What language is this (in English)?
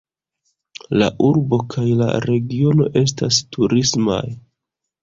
Esperanto